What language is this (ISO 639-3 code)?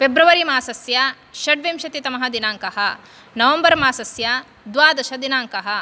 san